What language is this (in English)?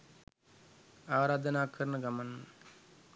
Sinhala